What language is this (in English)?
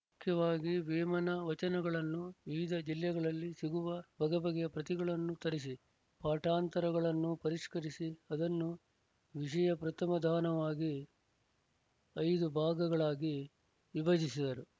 Kannada